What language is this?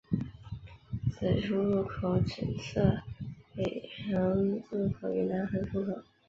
Chinese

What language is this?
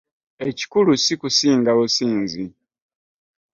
Ganda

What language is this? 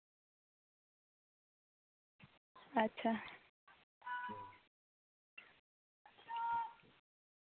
Santali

